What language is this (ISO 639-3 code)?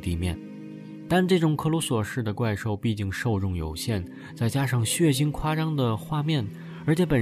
zho